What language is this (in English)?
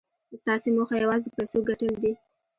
Pashto